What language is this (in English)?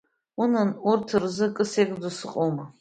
Abkhazian